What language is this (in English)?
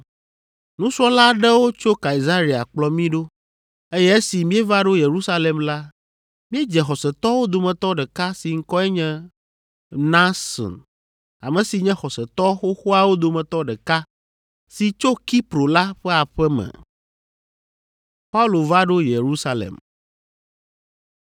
Ewe